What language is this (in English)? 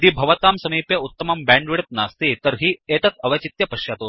Sanskrit